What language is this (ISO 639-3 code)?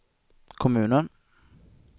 swe